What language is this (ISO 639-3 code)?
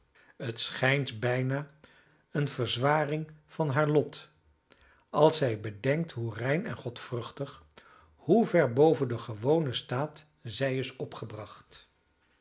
nld